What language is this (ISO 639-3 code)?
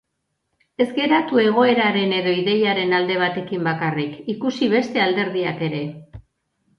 eus